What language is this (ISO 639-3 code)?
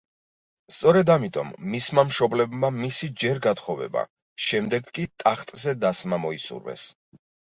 kat